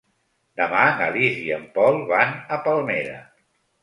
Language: Catalan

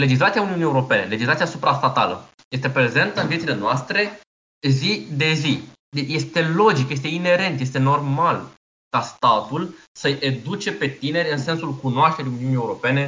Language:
Romanian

